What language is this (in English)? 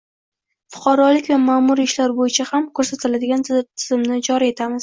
Uzbek